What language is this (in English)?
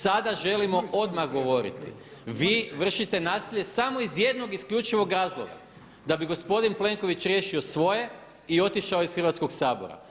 Croatian